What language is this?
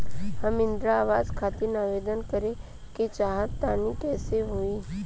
Bhojpuri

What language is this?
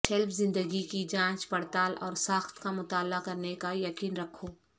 Urdu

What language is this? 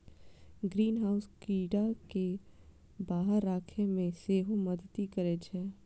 Maithili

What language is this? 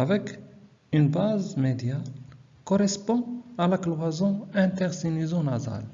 French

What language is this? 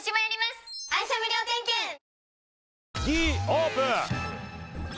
Japanese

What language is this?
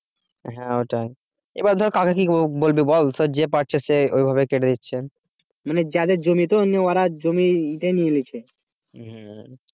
Bangla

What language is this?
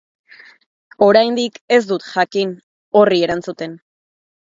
Basque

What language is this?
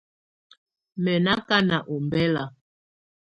Tunen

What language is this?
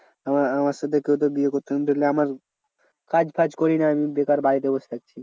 Bangla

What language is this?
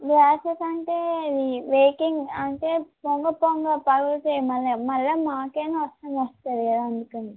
Telugu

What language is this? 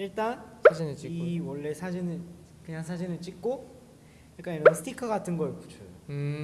Korean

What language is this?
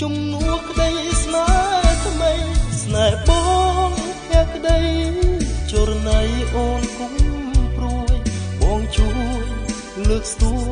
Thai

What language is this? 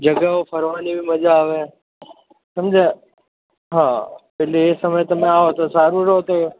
Gujarati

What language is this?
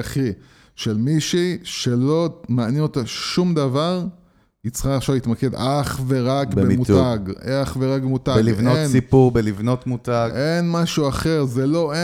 Hebrew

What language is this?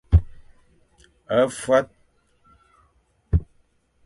Fang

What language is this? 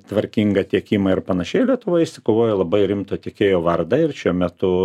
Lithuanian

